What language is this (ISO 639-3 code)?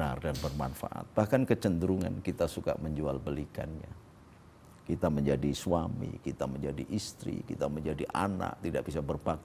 ind